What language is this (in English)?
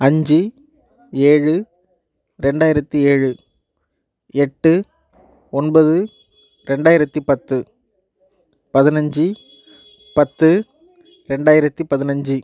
Tamil